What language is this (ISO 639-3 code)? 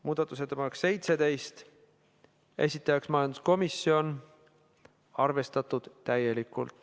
est